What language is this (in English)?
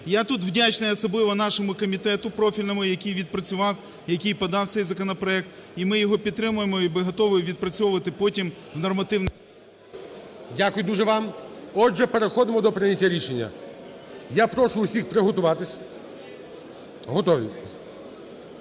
Ukrainian